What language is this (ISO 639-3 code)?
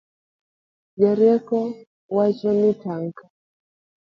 luo